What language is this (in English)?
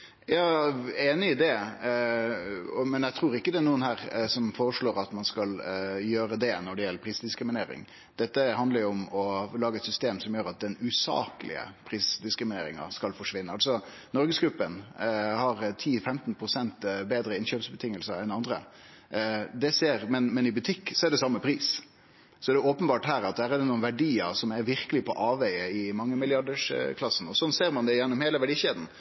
Norwegian Nynorsk